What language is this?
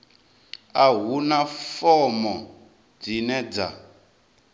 Venda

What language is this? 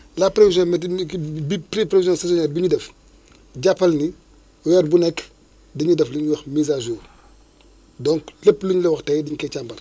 Wolof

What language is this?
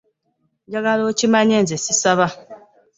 Ganda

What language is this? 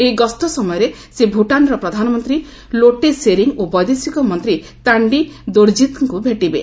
Odia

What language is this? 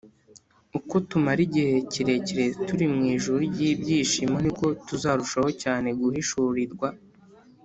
Kinyarwanda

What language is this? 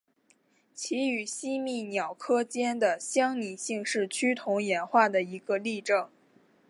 Chinese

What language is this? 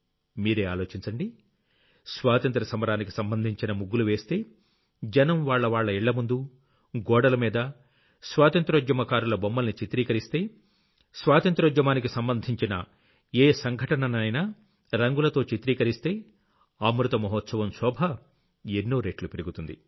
Telugu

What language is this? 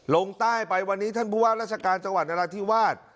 Thai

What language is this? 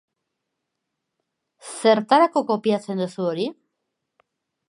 Basque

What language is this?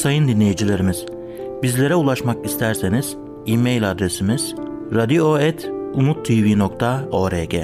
Turkish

